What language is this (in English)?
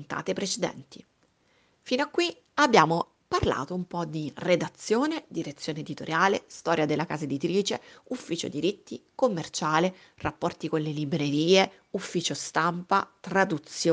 Italian